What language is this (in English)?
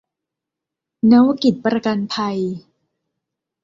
Thai